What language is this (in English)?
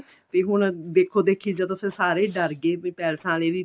Punjabi